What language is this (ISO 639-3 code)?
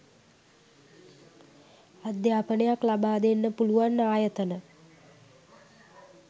sin